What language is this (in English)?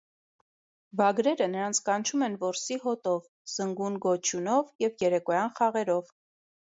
Armenian